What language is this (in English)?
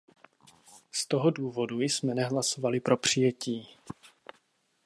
Czech